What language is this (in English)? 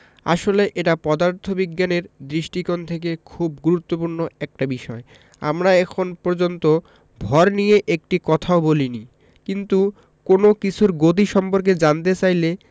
Bangla